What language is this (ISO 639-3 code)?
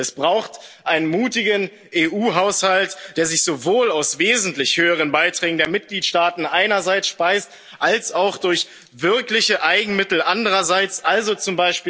deu